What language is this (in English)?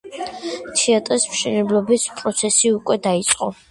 Georgian